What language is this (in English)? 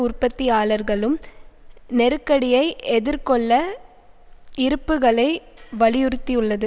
Tamil